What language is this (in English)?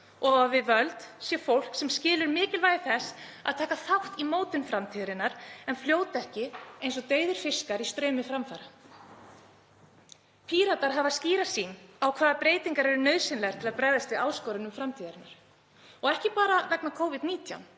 Icelandic